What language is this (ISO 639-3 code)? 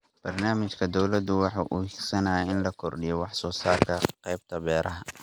som